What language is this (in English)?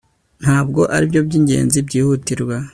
Kinyarwanda